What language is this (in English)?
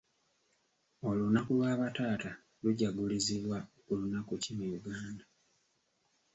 Ganda